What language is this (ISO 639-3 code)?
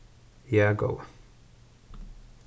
fao